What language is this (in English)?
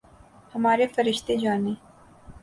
Urdu